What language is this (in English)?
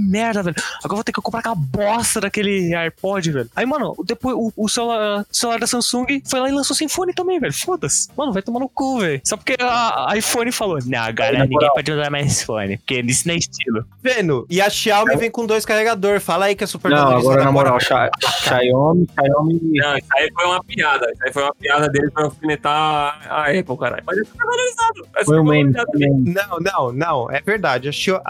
Portuguese